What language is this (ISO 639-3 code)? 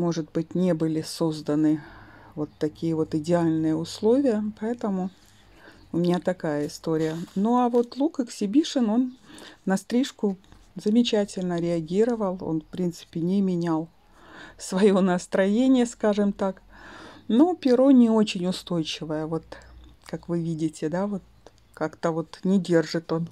rus